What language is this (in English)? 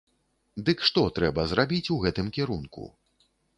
Belarusian